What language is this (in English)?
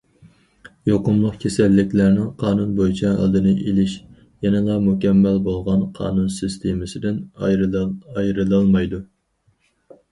Uyghur